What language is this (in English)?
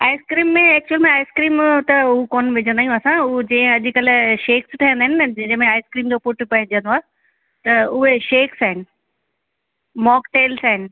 Sindhi